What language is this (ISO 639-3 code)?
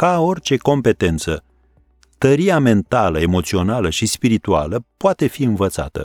ron